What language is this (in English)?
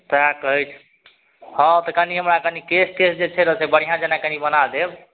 Maithili